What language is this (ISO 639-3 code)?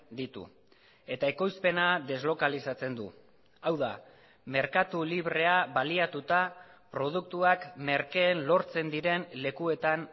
eus